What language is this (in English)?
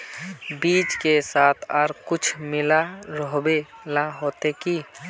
Magahi